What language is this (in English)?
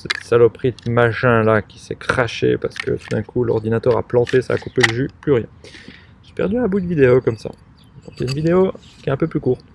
French